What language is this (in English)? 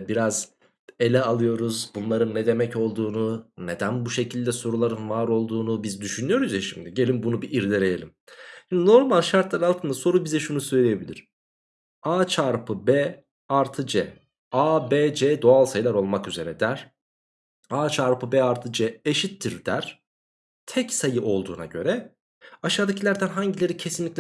Turkish